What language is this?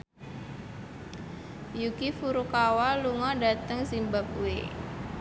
Javanese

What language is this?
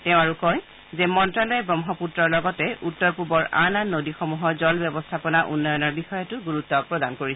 Assamese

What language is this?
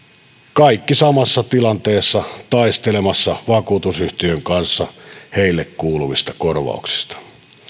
Finnish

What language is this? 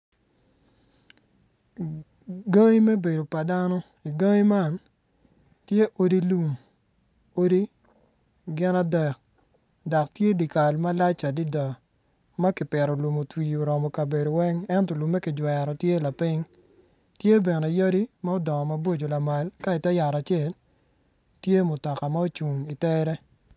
Acoli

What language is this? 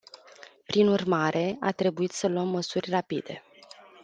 Romanian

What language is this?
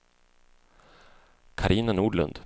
Swedish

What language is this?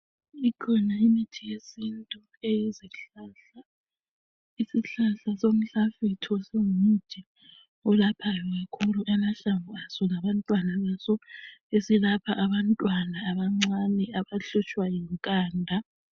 North Ndebele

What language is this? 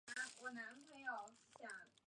Chinese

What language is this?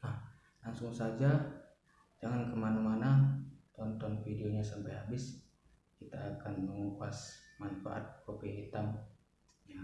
Indonesian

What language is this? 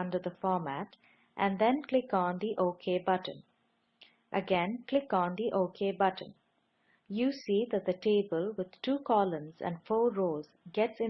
English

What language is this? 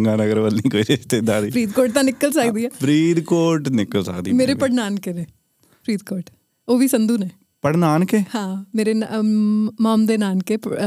Punjabi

